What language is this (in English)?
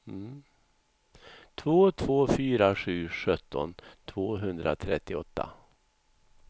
Swedish